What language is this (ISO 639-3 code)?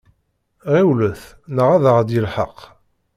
kab